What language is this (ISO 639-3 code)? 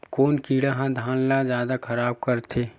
hne